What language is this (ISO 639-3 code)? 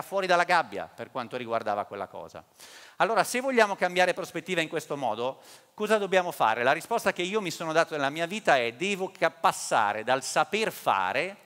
ita